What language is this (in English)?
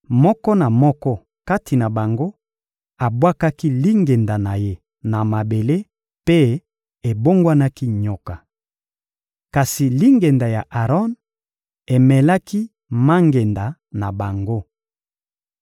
Lingala